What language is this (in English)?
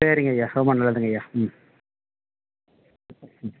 Tamil